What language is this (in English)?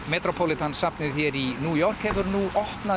Icelandic